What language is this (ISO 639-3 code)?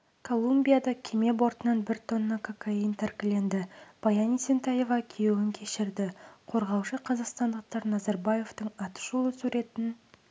kaz